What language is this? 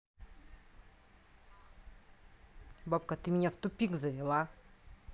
Russian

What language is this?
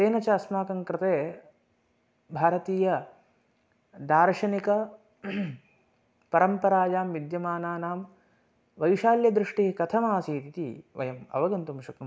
Sanskrit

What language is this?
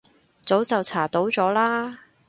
Cantonese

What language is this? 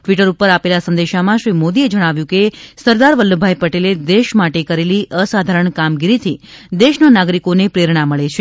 Gujarati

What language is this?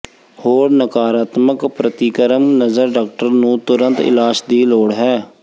Punjabi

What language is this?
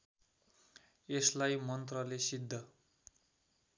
Nepali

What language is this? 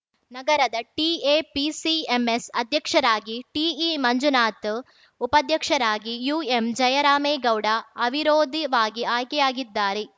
Kannada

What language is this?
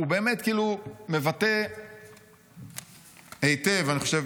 Hebrew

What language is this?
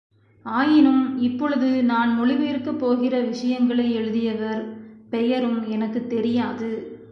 Tamil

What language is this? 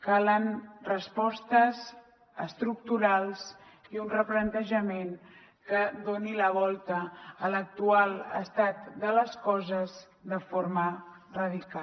Catalan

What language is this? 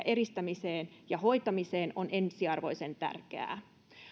Finnish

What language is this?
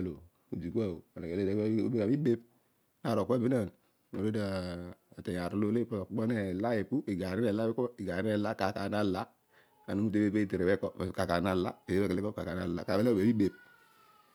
Odual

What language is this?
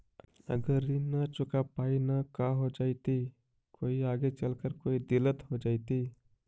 Magahi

